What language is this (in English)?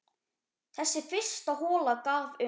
Icelandic